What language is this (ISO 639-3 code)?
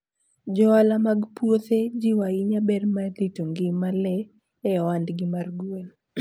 luo